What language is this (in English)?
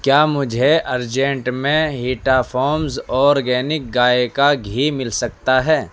Urdu